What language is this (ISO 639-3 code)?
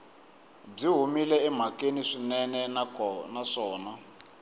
tso